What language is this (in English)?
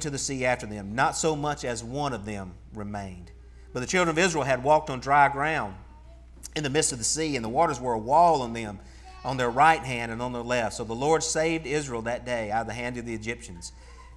English